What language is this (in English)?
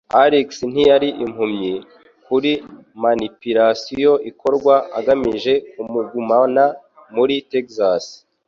Kinyarwanda